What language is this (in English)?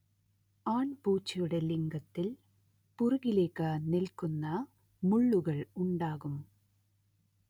Malayalam